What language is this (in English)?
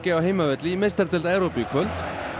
Icelandic